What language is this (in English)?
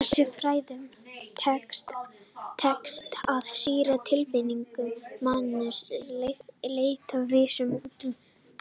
Icelandic